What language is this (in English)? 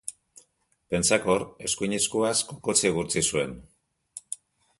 Basque